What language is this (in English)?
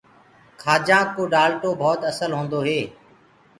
Gurgula